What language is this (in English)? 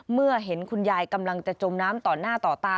Thai